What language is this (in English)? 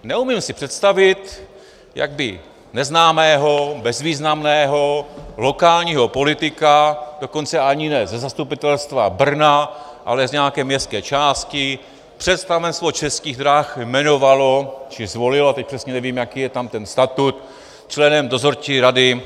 Czech